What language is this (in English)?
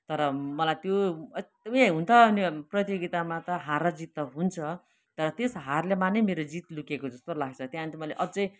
Nepali